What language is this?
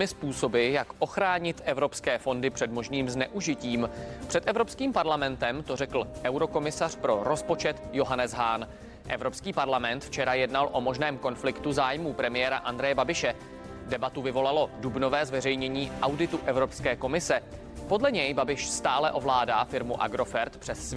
Czech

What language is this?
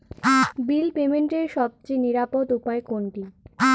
Bangla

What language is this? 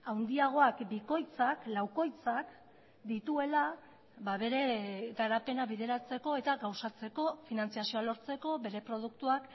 Basque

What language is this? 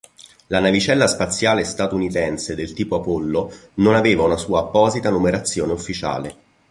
Italian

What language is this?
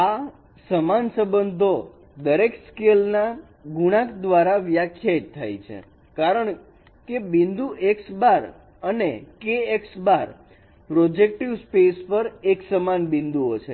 Gujarati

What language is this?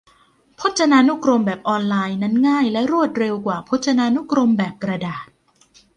Thai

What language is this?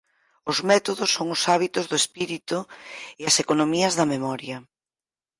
Galician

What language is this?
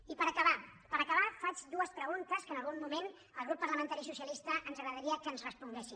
Catalan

